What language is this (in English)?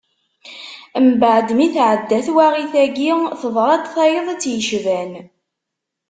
Kabyle